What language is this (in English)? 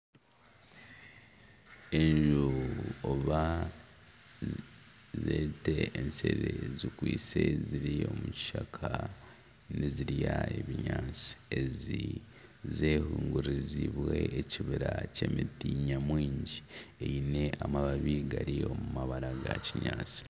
Nyankole